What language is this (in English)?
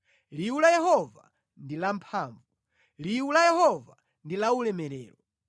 Nyanja